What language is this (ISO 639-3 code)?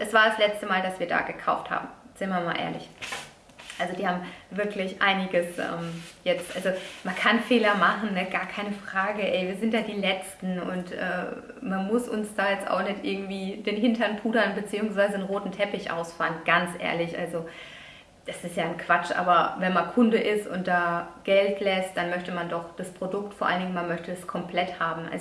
deu